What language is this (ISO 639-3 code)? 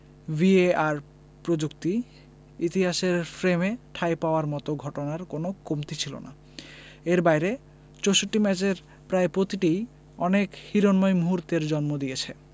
ben